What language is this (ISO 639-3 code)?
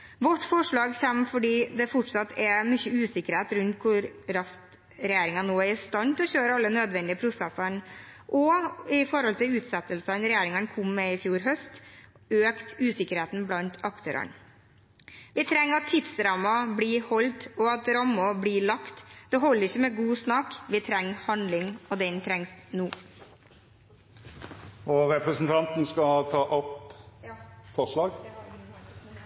nor